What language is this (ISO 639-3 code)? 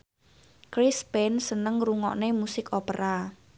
jav